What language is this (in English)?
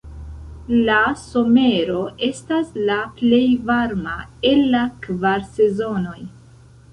Esperanto